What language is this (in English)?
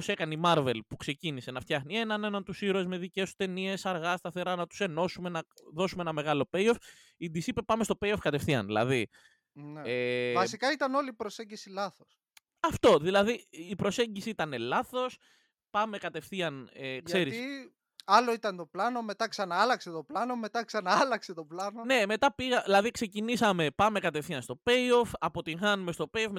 Greek